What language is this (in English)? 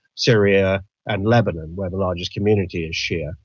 English